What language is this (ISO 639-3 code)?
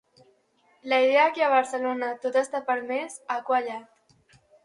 cat